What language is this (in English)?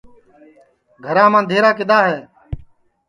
Sansi